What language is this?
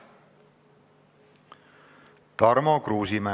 Estonian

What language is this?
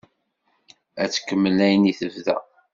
Kabyle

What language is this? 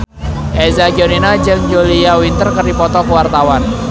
Sundanese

